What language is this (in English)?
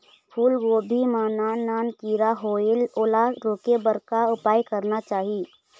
Chhattisgarhi